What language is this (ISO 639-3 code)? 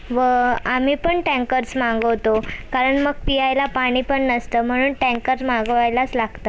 mar